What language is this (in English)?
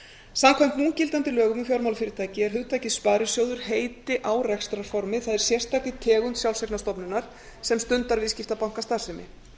Icelandic